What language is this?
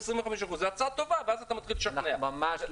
Hebrew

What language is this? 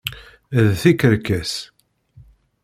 Kabyle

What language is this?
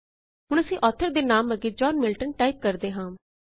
Punjabi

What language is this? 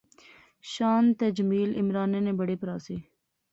Pahari-Potwari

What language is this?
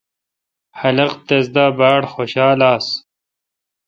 Kalkoti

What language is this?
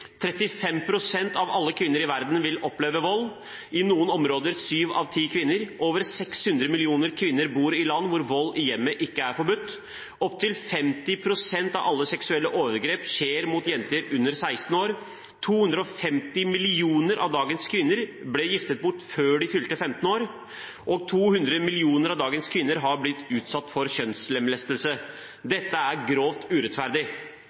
Norwegian Bokmål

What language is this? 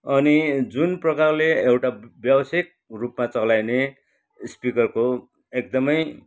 Nepali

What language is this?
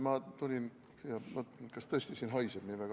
Estonian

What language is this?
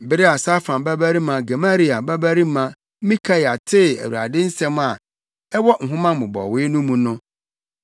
Akan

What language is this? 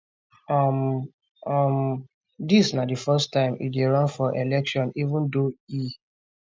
Nigerian Pidgin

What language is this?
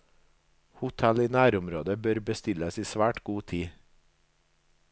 Norwegian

